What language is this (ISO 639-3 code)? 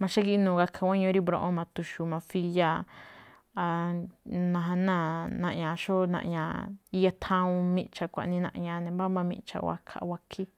tcf